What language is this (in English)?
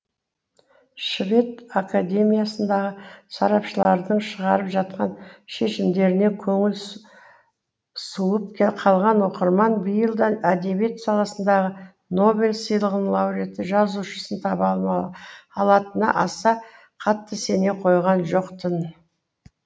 Kazakh